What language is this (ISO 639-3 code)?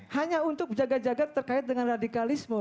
ind